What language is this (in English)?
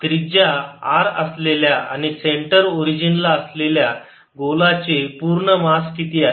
Marathi